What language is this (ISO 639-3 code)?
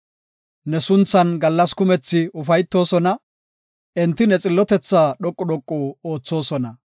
gof